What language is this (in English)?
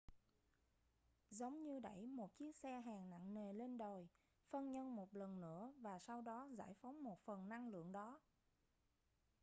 Vietnamese